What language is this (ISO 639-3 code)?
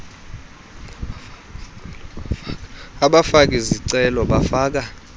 xho